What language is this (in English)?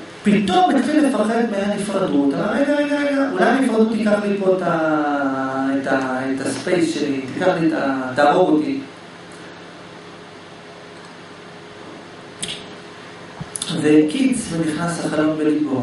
Hebrew